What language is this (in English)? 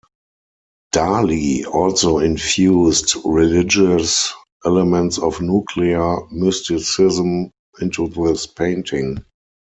English